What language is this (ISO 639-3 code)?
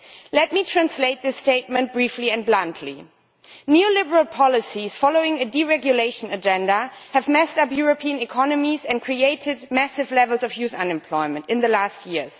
eng